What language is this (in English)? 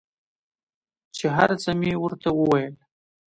Pashto